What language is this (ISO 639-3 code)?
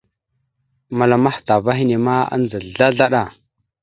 mxu